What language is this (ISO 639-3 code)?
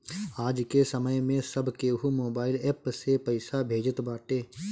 bho